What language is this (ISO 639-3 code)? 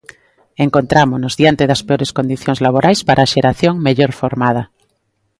glg